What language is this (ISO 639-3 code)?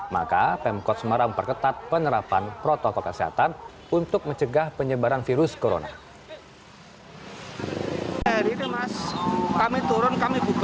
ind